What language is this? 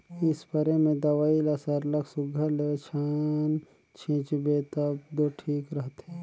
Chhattisgarhi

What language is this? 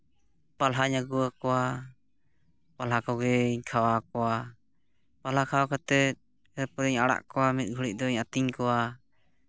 Santali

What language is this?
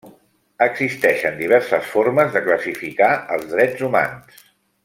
Catalan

